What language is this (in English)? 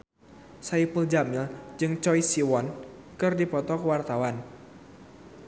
Sundanese